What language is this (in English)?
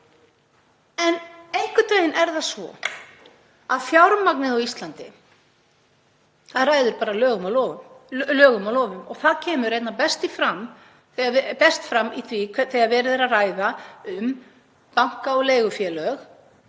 Icelandic